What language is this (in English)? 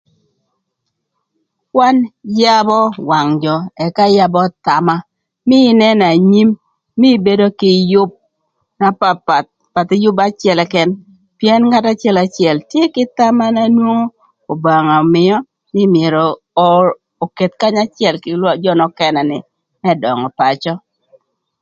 Thur